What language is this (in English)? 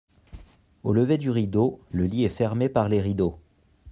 French